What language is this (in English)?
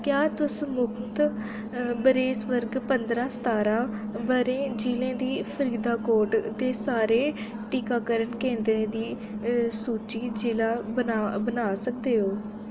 Dogri